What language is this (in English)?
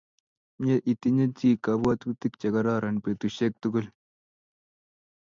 Kalenjin